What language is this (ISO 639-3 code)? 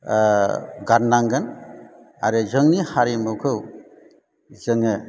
brx